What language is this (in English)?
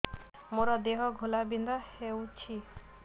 Odia